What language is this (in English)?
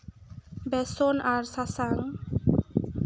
Santali